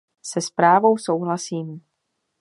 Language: Czech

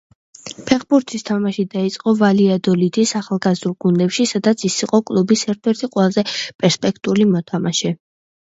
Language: Georgian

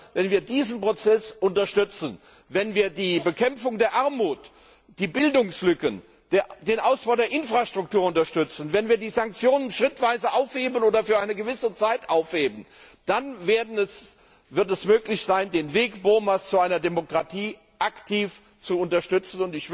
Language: German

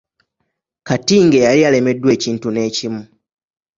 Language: Ganda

